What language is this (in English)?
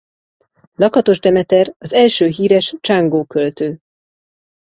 Hungarian